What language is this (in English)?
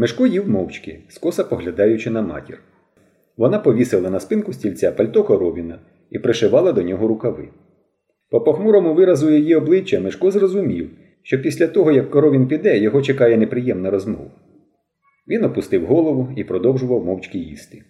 Ukrainian